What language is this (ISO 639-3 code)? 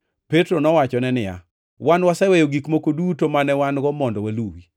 luo